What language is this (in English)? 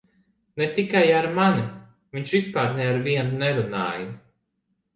Latvian